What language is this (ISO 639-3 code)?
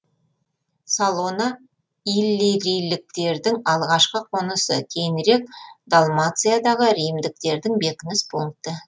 kaz